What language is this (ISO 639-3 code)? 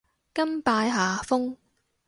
yue